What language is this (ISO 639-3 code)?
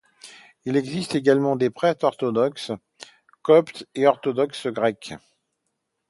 fra